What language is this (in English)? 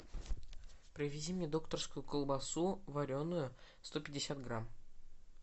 Russian